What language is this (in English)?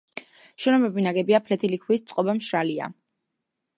Georgian